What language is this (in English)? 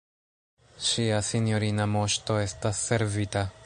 Esperanto